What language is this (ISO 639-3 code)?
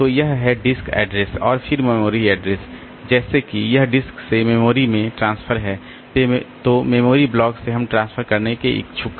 hin